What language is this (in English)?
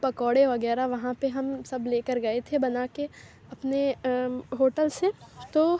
Urdu